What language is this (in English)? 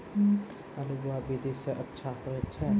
Maithili